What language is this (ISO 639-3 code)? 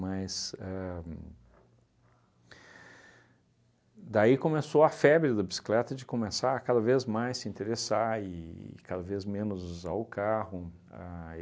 por